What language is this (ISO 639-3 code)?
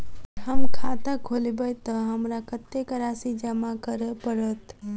mai